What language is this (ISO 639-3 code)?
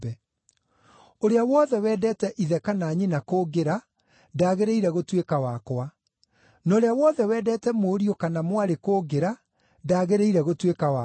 kik